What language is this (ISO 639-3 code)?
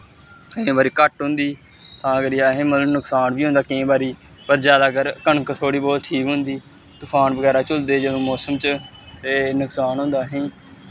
doi